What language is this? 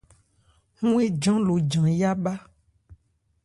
Ebrié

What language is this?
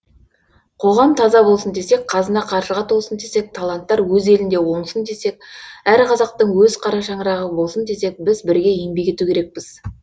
Kazakh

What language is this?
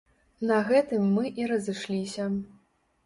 Belarusian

